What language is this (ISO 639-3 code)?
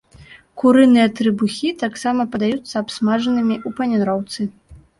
bel